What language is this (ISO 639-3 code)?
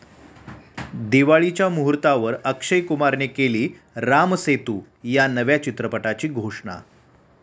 mar